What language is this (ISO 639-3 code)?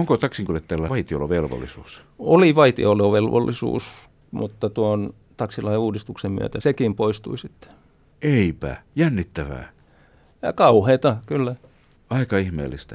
fin